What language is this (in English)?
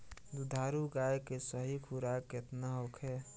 Bhojpuri